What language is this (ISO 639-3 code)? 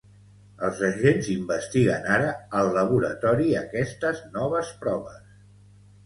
cat